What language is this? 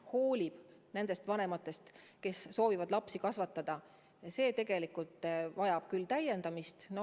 Estonian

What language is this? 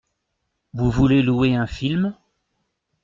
French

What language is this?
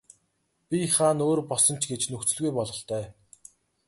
Mongolian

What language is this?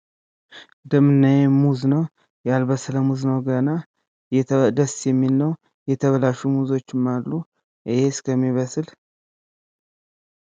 Amharic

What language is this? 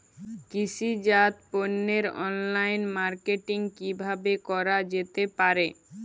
Bangla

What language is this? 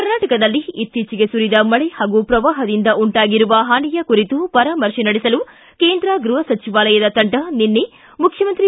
Kannada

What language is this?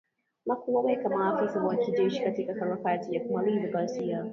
Swahili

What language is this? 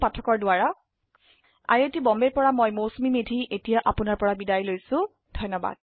Assamese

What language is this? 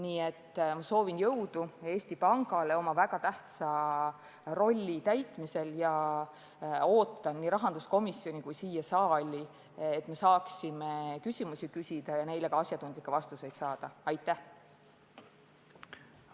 Estonian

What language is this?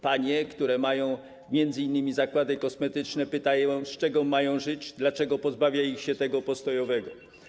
Polish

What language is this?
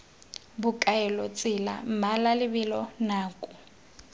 Tswana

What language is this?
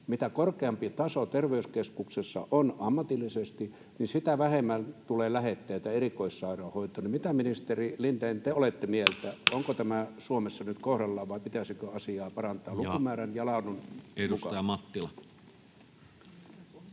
Finnish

